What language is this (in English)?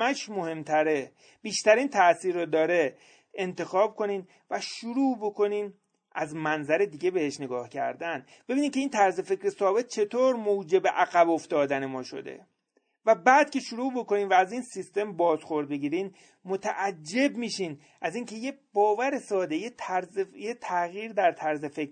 Persian